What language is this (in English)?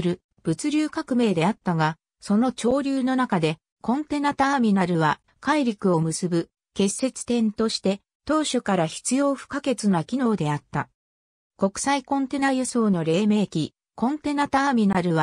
Japanese